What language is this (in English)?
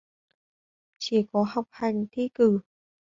Vietnamese